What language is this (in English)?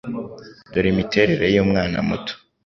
Kinyarwanda